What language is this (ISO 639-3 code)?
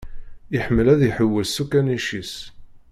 kab